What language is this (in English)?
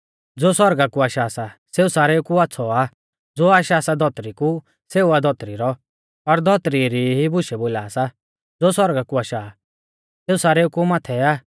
Mahasu Pahari